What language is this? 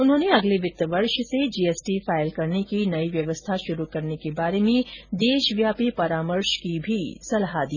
Hindi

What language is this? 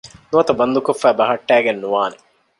Divehi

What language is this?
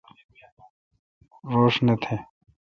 Kalkoti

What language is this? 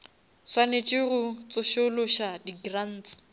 Northern Sotho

